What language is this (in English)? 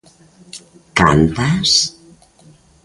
Galician